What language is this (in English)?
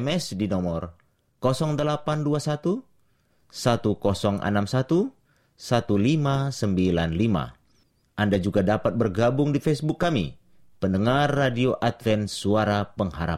Indonesian